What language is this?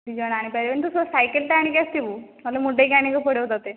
Odia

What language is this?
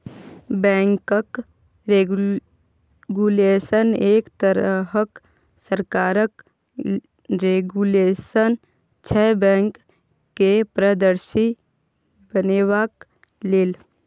Maithili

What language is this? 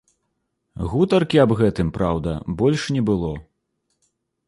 Belarusian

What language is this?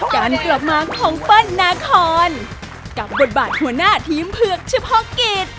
Thai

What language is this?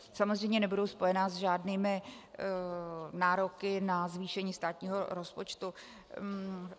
Czech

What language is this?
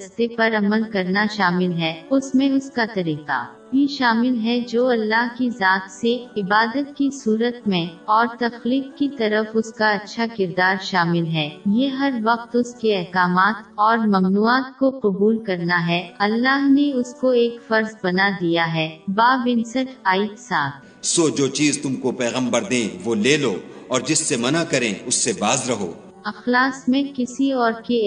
Urdu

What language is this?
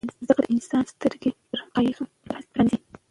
Pashto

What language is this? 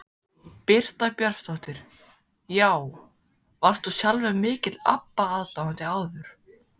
Icelandic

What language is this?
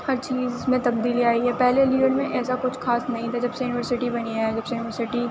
Urdu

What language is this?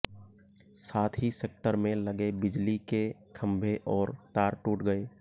Hindi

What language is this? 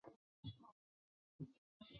Chinese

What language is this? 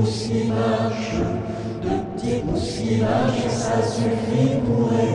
Czech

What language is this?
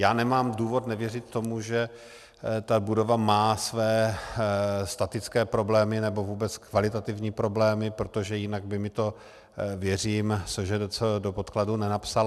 Czech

